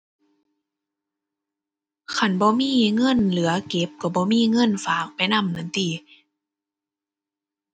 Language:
Thai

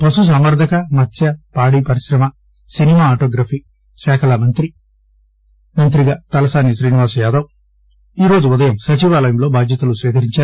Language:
Telugu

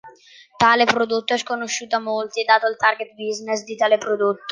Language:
Italian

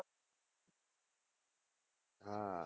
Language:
Gujarati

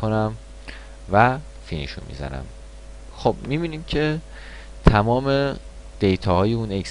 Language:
Persian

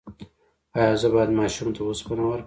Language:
Pashto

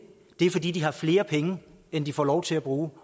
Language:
Danish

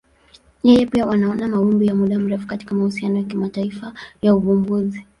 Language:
Swahili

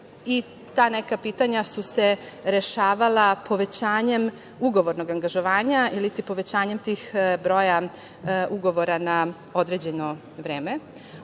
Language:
Serbian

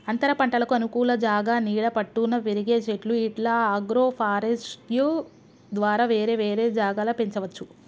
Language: Telugu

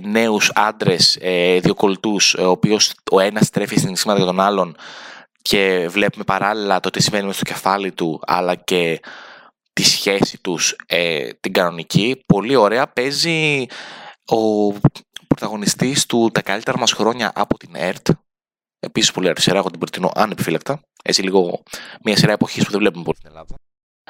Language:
Greek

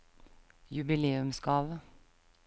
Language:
Norwegian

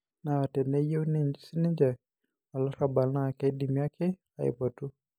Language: Masai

